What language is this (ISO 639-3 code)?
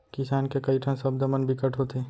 hne